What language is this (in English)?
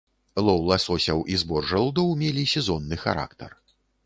Belarusian